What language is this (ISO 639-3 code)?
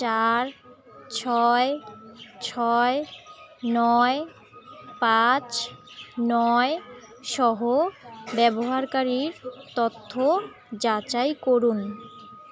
ben